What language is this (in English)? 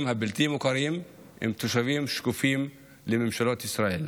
Hebrew